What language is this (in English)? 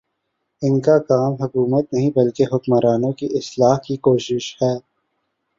Urdu